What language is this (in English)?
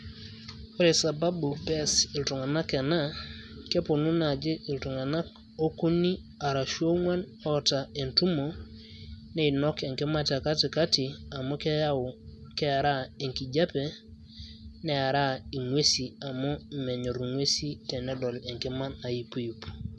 Masai